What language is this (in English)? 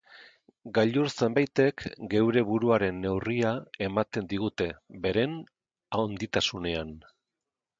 Basque